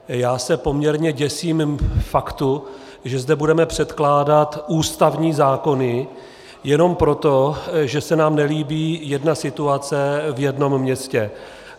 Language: Czech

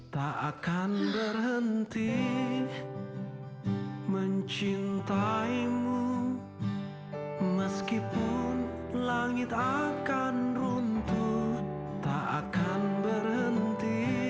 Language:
Indonesian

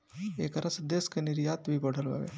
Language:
Bhojpuri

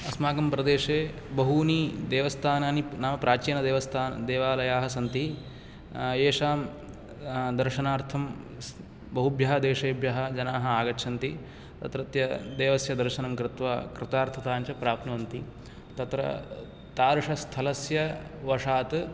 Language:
Sanskrit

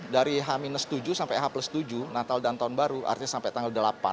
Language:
Indonesian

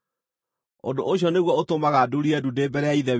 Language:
Kikuyu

